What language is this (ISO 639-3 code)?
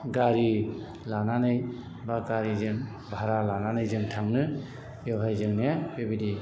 brx